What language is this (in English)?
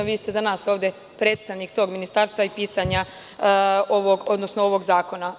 Serbian